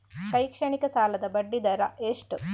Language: Kannada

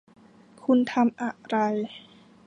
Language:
Thai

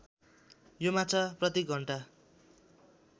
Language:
Nepali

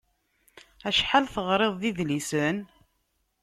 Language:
Kabyle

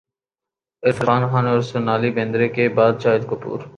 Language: Urdu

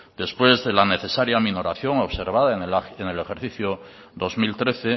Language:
Spanish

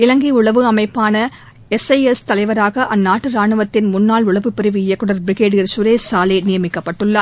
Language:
Tamil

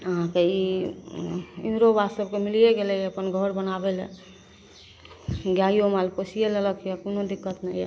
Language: Maithili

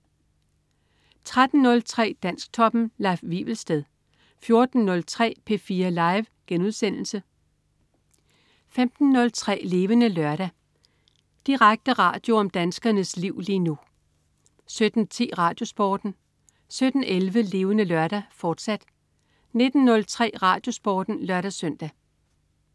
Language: Danish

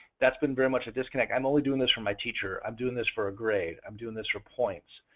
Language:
English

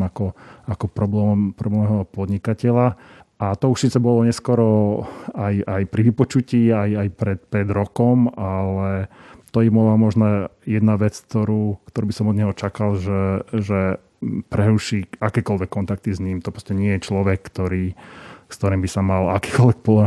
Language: Slovak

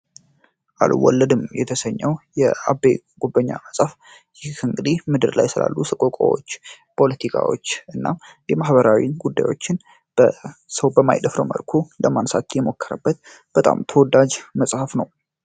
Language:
Amharic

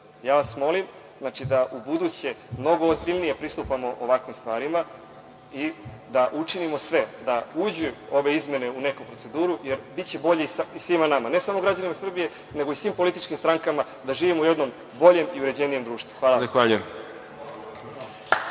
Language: Serbian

